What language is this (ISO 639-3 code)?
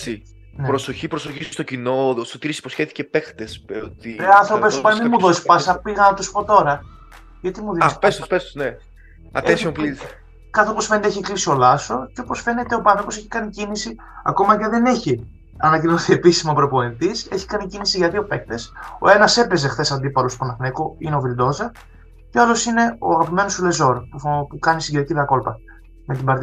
ell